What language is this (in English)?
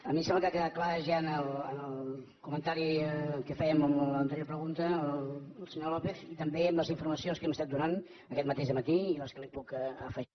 Catalan